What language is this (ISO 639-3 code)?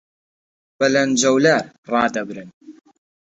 ckb